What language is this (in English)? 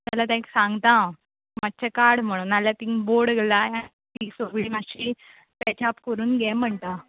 Konkani